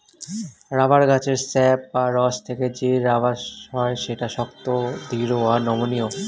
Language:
Bangla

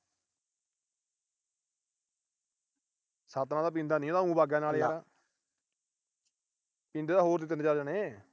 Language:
Punjabi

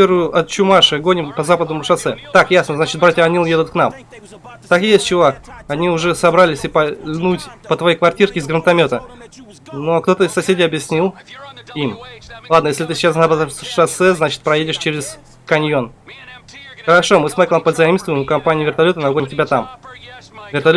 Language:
Russian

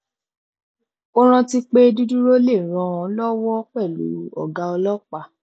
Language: Yoruba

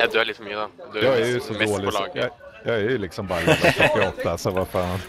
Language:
Swedish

